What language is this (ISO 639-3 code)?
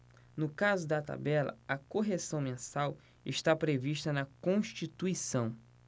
por